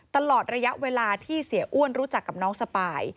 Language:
Thai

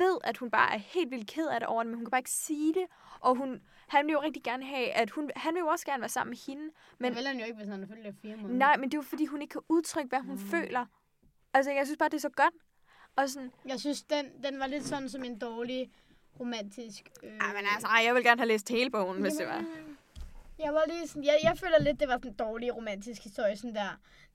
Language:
Danish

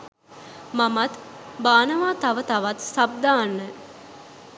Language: Sinhala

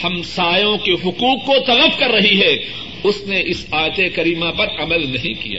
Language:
Urdu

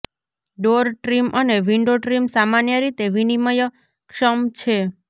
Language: Gujarati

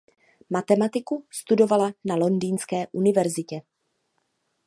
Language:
Czech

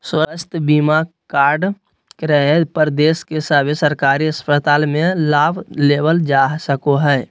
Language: Magahi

